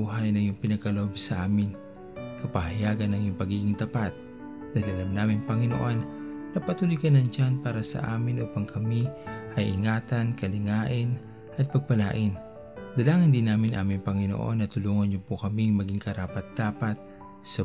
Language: Filipino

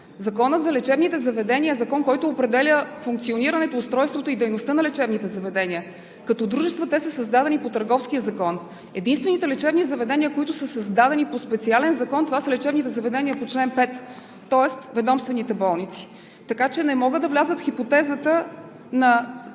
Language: Bulgarian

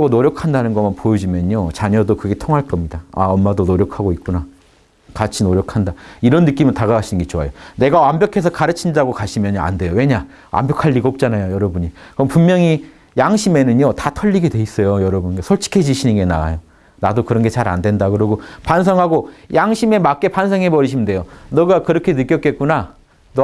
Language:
Korean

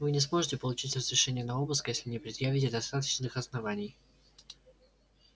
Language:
Russian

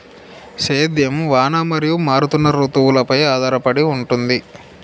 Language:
Telugu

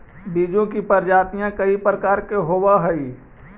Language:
Magahi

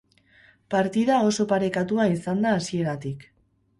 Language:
Basque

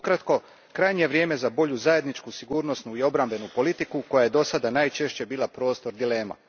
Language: Croatian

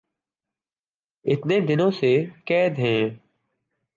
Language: Urdu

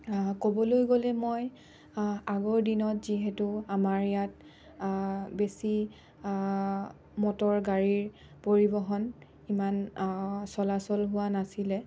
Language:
Assamese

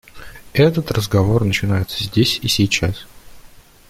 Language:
Russian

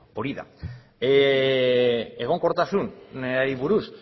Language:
Basque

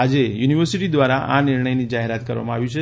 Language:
Gujarati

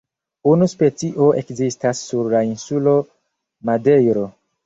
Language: Esperanto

